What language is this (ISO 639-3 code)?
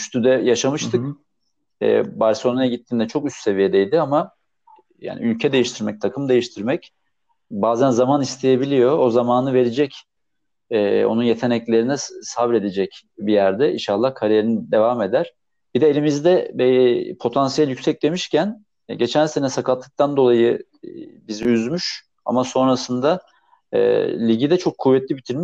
tur